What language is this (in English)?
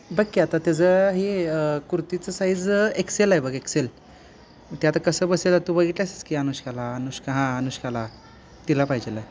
Marathi